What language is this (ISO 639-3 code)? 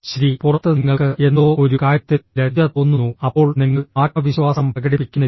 mal